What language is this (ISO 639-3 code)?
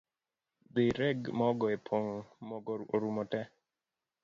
luo